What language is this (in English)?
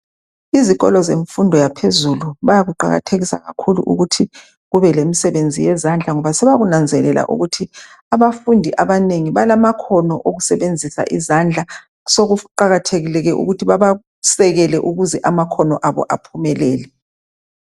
North Ndebele